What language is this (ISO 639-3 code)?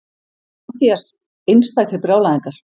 isl